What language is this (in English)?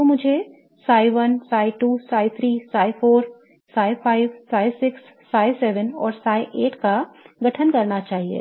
Hindi